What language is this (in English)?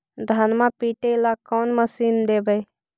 Magahi